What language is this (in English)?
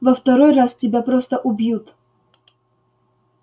Russian